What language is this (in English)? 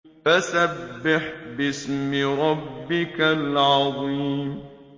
Arabic